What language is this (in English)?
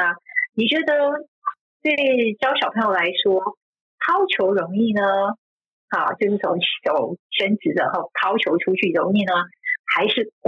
Chinese